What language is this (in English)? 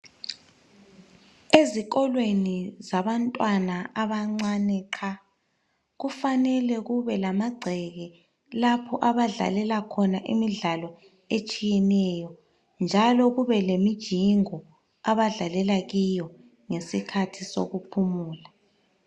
North Ndebele